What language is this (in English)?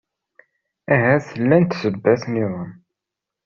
Kabyle